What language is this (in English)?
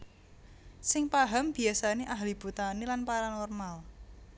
Javanese